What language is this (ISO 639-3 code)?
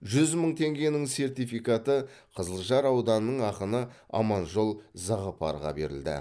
kaz